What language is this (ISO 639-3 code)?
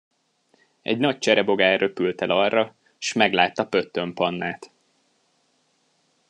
hun